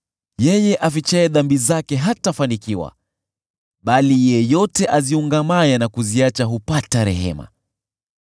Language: Swahili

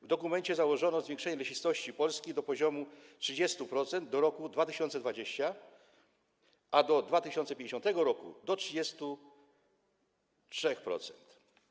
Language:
Polish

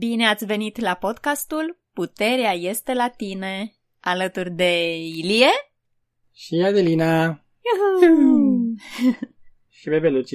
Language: Romanian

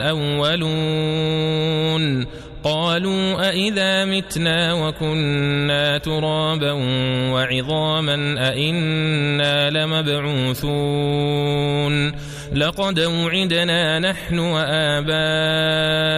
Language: Arabic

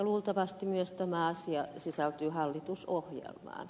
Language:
Finnish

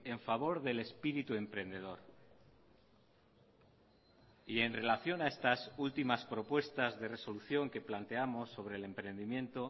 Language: Spanish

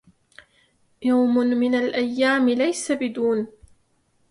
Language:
Arabic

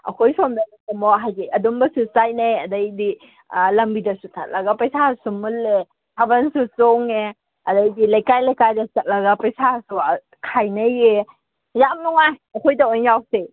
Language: Manipuri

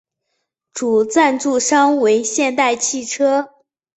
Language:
Chinese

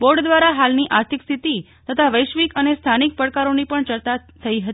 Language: Gujarati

